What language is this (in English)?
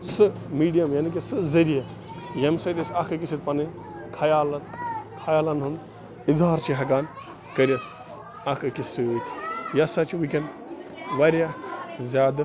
Kashmiri